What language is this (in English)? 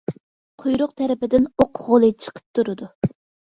Uyghur